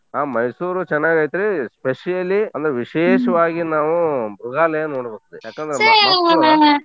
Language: Kannada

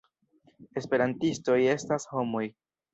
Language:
Esperanto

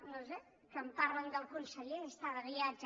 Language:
Catalan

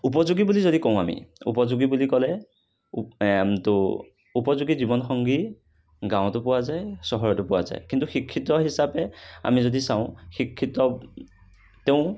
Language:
Assamese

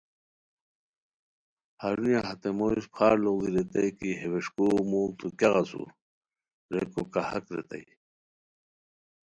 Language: Khowar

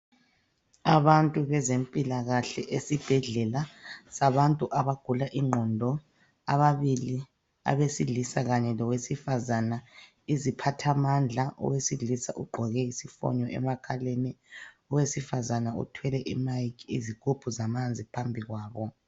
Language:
North Ndebele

